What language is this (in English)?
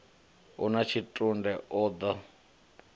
Venda